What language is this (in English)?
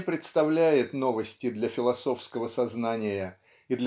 Russian